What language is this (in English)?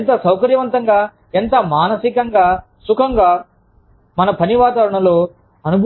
Telugu